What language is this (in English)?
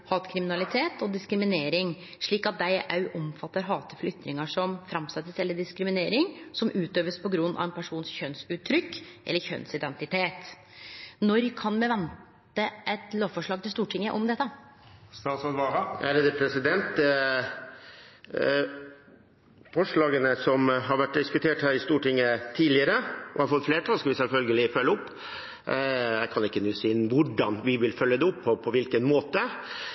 Norwegian